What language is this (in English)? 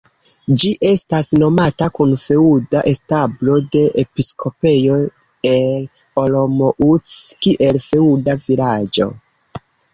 Esperanto